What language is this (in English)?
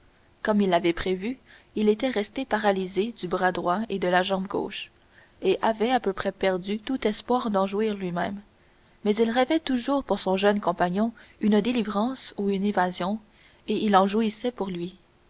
French